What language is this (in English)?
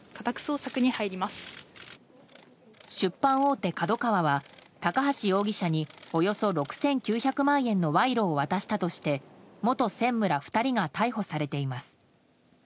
Japanese